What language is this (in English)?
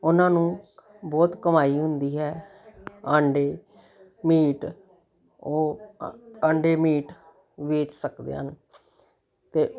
Punjabi